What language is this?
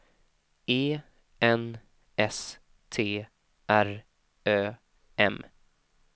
Swedish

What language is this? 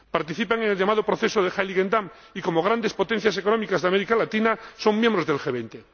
Spanish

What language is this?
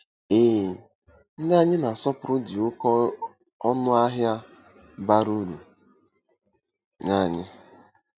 Igbo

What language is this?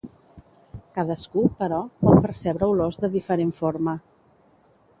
Catalan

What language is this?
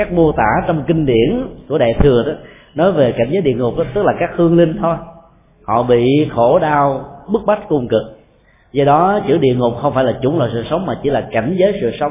Vietnamese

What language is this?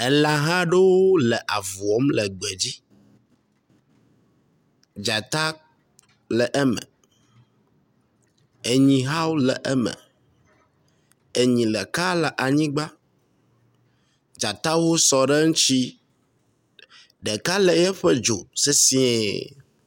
Ewe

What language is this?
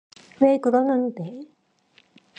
Korean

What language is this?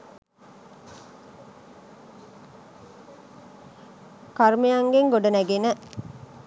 Sinhala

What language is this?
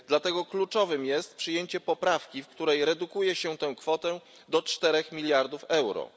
Polish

